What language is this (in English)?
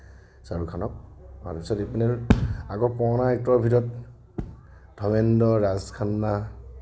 Assamese